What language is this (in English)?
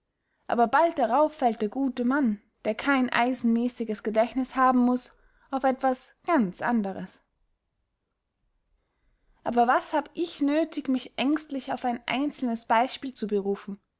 German